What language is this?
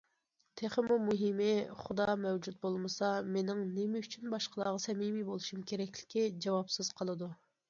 Uyghur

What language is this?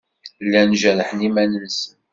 Kabyle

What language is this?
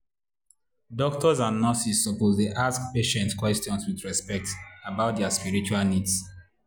Nigerian Pidgin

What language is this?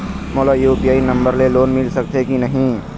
Chhattisgarhi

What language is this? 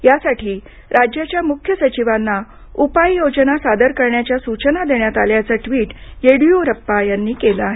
Marathi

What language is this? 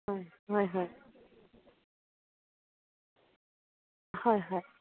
Assamese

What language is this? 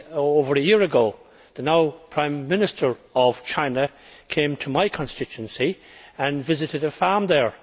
English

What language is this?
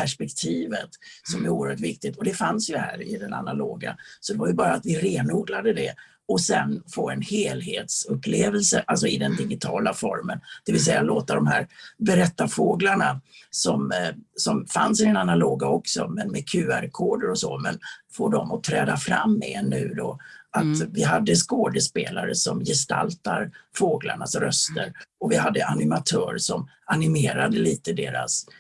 Swedish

